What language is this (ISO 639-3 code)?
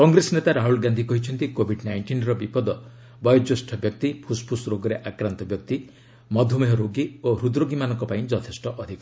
ori